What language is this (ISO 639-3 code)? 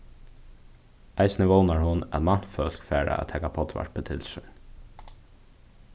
fao